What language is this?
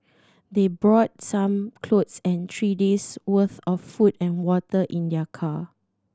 English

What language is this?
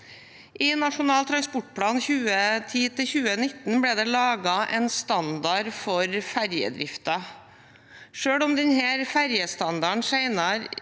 Norwegian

